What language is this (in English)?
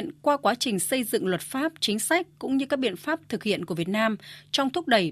Vietnamese